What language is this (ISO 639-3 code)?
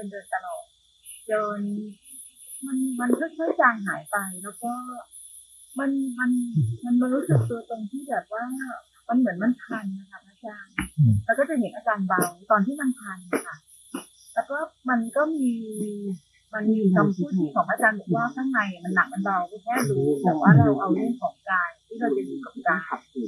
tha